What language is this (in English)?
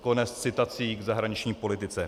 Czech